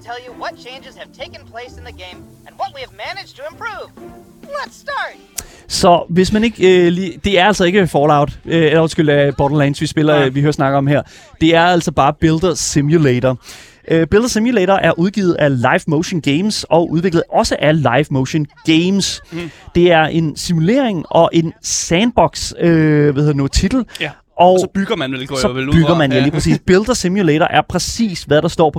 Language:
Danish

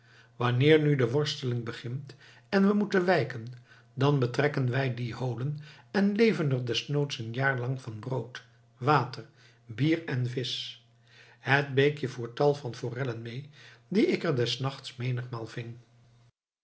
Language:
Dutch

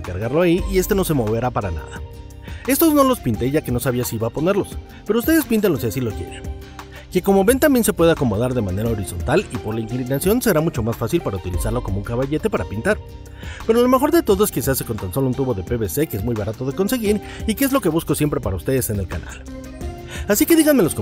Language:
Spanish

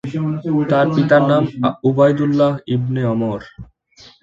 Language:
Bangla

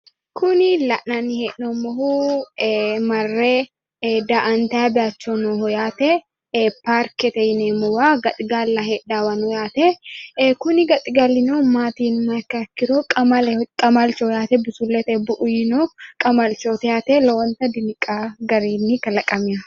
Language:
Sidamo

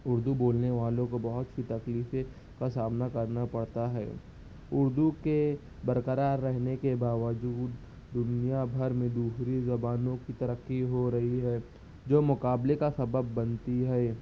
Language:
Urdu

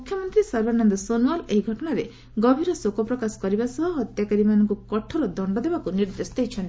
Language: Odia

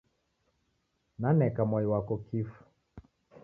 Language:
Taita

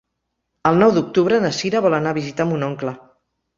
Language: Catalan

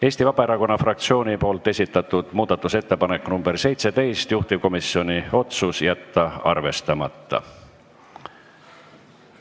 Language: Estonian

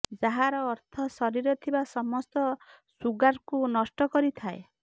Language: Odia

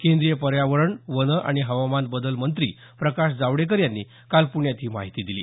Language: Marathi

